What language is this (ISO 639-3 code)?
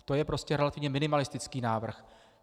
ces